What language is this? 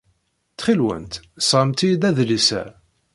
Kabyle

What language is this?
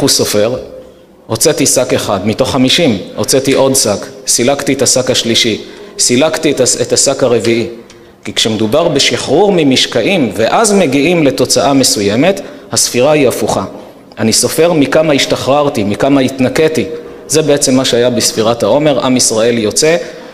Hebrew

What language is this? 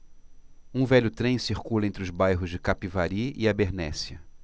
Portuguese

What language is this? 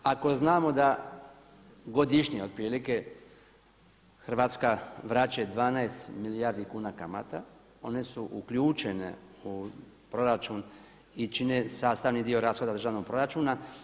Croatian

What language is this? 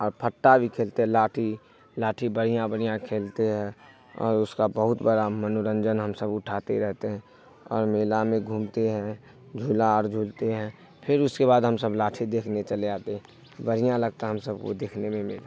Urdu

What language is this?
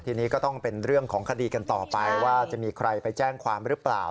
Thai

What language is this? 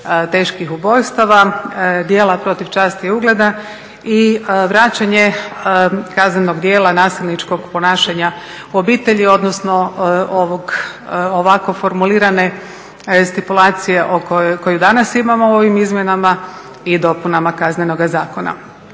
Croatian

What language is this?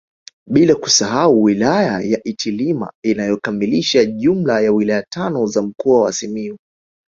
Swahili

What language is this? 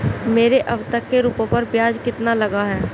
Hindi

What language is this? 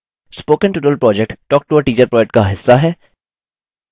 Hindi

